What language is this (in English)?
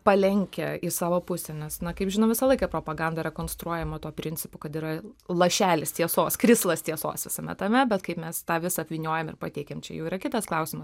Lithuanian